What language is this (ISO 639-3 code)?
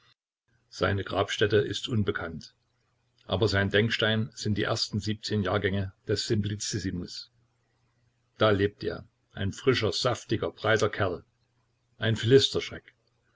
deu